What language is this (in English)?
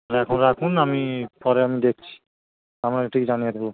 Bangla